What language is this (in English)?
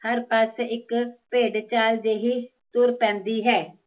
Punjabi